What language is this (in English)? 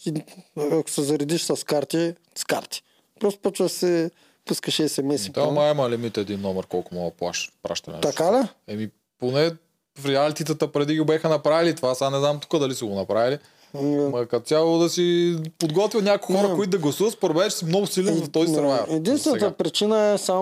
Bulgarian